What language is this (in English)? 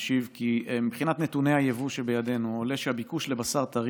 Hebrew